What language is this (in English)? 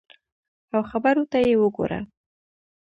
Pashto